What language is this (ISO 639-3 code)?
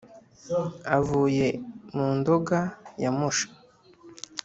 kin